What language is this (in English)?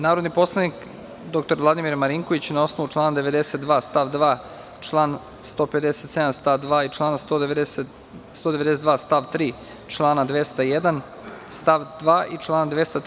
Serbian